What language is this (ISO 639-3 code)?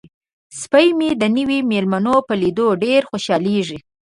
pus